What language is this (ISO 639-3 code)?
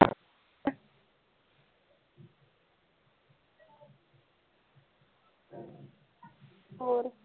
pan